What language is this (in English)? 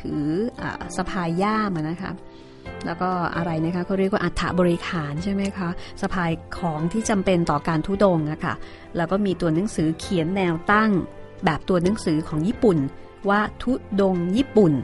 Thai